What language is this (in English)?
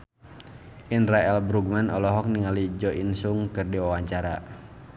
Sundanese